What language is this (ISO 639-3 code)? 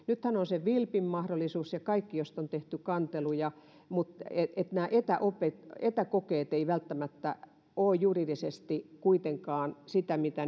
fin